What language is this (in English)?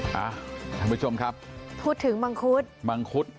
Thai